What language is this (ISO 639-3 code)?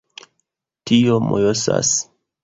epo